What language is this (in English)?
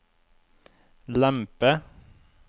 Norwegian